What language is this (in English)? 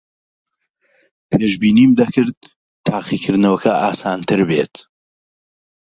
Central Kurdish